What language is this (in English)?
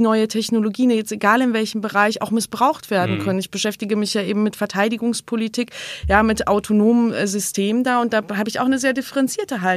German